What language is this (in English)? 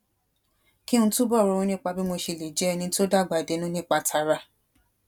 Yoruba